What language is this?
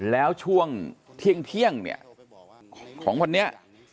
Thai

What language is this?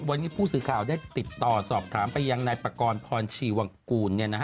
Thai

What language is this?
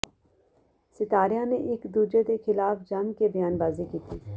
Punjabi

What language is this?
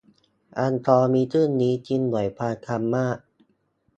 Thai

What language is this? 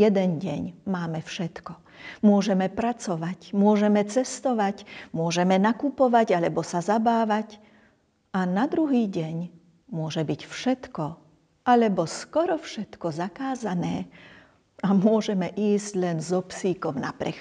Slovak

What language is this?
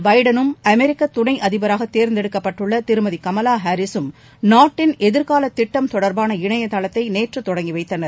Tamil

